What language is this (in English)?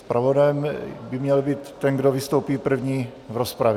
Czech